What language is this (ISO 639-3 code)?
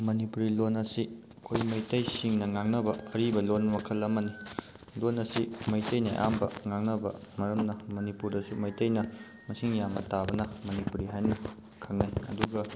mni